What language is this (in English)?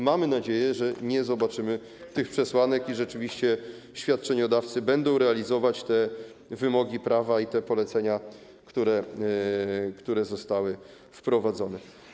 Polish